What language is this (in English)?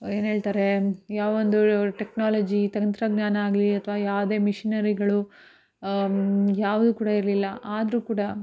Kannada